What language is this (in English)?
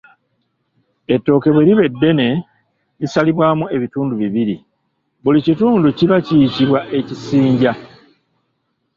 Ganda